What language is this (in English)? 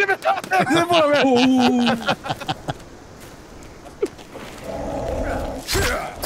Romanian